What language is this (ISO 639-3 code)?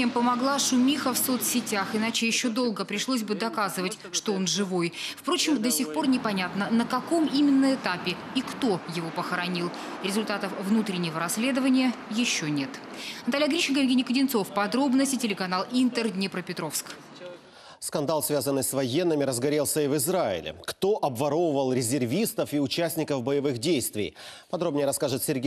rus